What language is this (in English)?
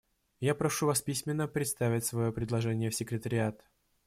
Russian